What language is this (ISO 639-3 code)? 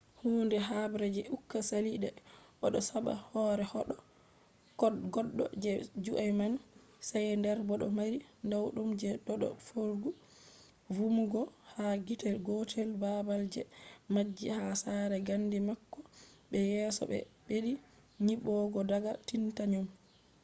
ful